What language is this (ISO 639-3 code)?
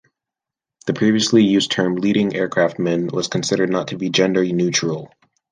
eng